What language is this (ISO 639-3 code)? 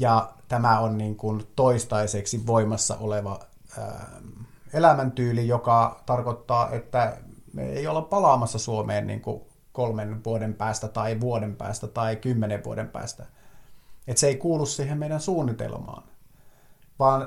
fin